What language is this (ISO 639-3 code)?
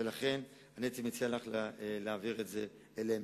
heb